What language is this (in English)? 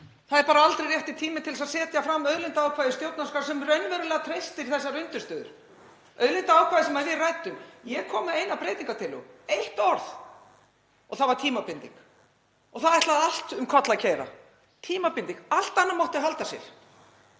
Icelandic